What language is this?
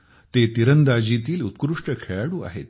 Marathi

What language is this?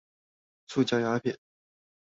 Chinese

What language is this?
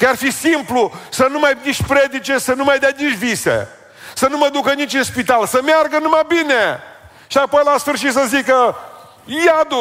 Romanian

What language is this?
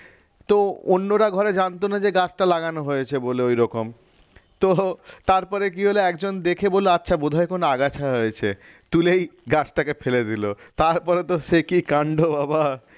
Bangla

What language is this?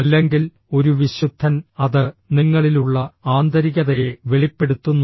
Malayalam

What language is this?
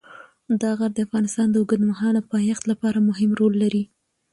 Pashto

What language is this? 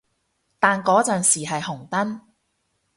Cantonese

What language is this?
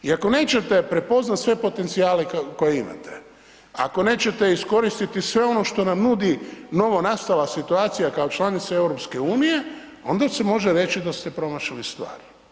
Croatian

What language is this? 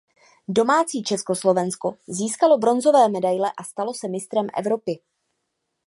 Czech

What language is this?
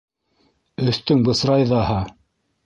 Bashkir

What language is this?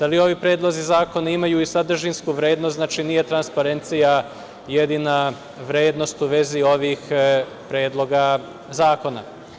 Serbian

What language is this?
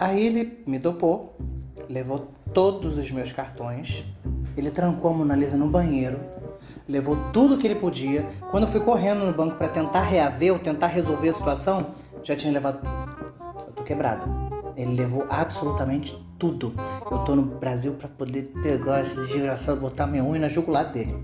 Portuguese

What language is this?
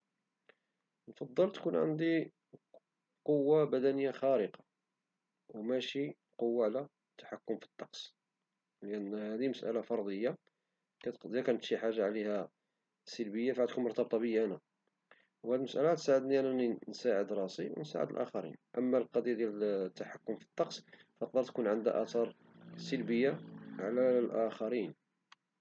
Moroccan Arabic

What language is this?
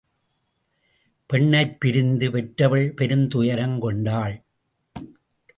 Tamil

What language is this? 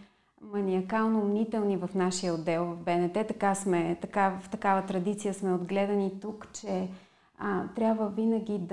Bulgarian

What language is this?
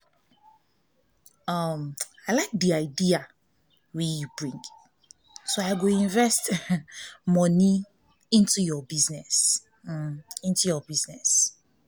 Nigerian Pidgin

